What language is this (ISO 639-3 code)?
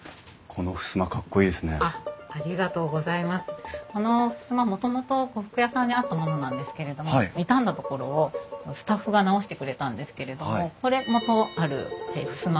jpn